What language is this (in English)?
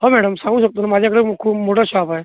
Marathi